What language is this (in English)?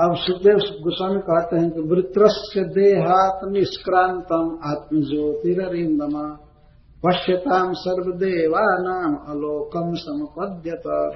Hindi